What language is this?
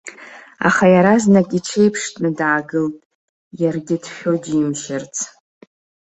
Abkhazian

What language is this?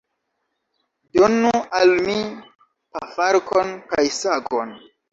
Esperanto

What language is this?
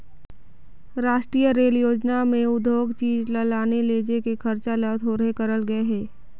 Chhattisgarhi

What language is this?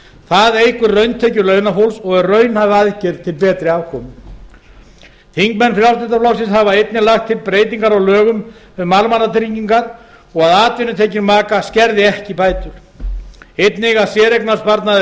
Icelandic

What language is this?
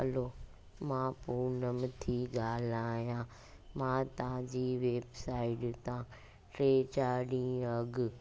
Sindhi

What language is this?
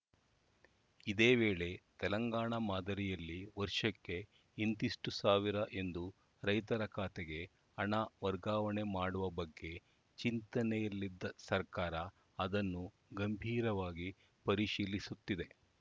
Kannada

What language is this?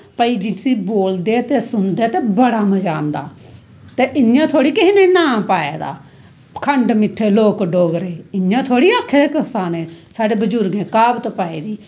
Dogri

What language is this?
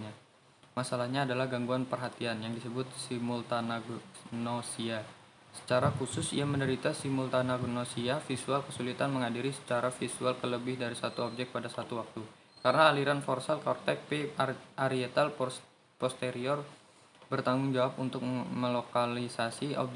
Indonesian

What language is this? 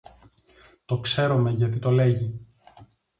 Greek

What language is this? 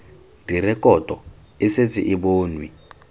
Tswana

